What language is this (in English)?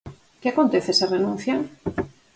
Galician